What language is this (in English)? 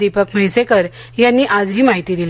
Marathi